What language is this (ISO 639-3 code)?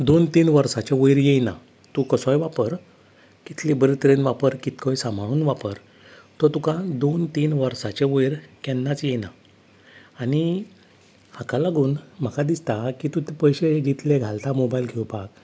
kok